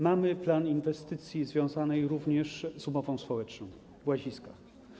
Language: Polish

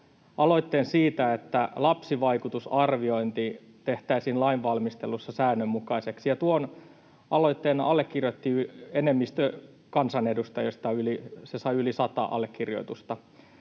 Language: Finnish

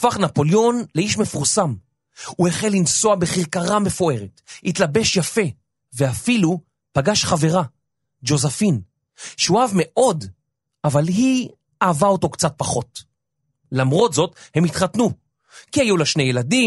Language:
Hebrew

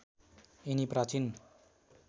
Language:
Nepali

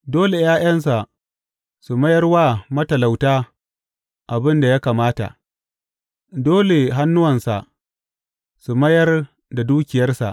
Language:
Hausa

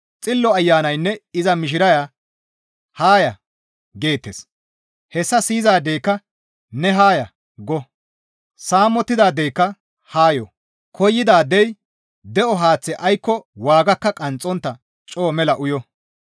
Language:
Gamo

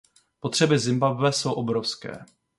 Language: Czech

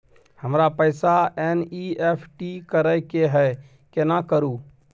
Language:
Maithili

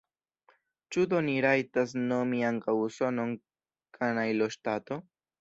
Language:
Esperanto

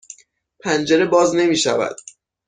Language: Persian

